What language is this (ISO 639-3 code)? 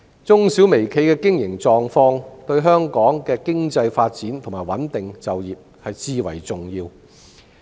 yue